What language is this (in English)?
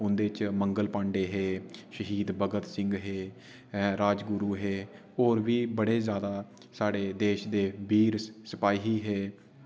Dogri